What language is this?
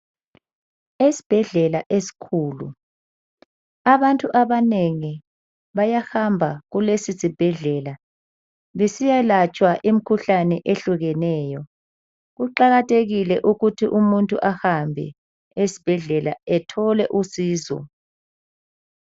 North Ndebele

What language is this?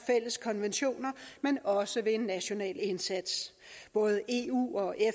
Danish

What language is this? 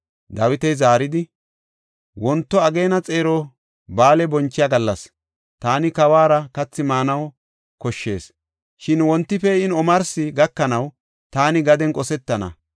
Gofa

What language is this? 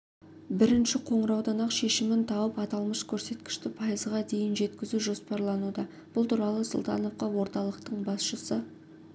Kazakh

